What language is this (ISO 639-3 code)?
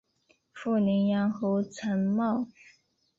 zho